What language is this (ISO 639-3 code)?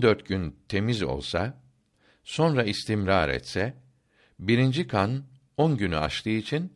tur